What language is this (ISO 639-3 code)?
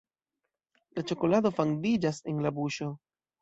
epo